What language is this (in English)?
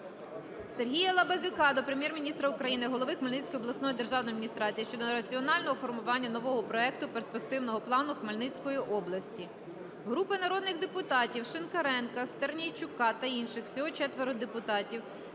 Ukrainian